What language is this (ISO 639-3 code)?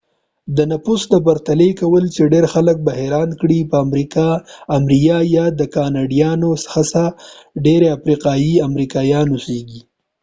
pus